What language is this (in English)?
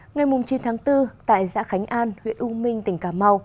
Vietnamese